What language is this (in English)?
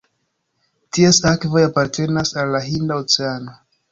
Esperanto